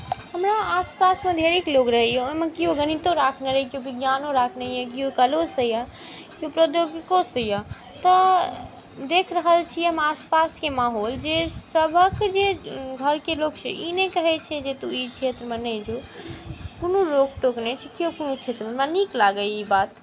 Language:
Maithili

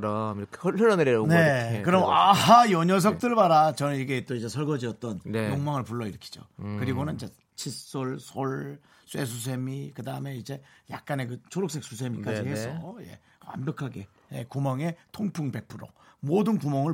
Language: Korean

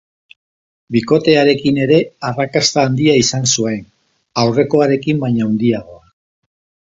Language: Basque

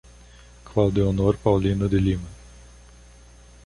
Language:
Portuguese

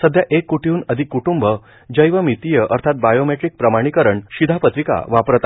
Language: Marathi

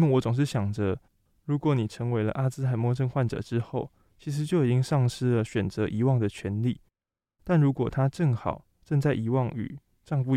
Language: Chinese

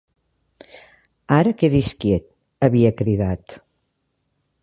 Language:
Catalan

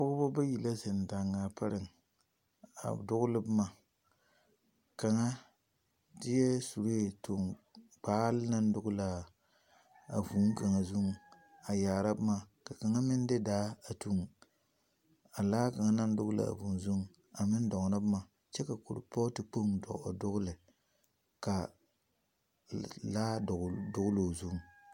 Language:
Southern Dagaare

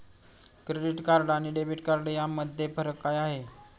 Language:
Marathi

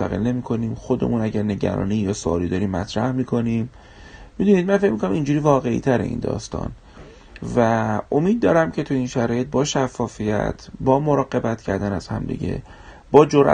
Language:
Persian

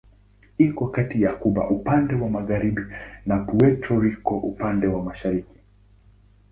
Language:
Swahili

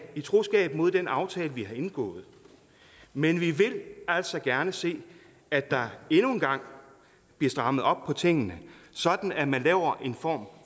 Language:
Danish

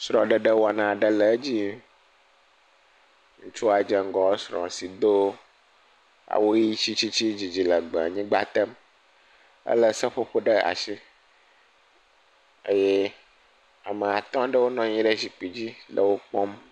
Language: Ewe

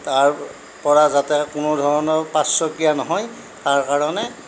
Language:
Assamese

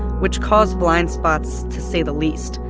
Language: English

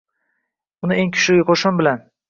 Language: Uzbek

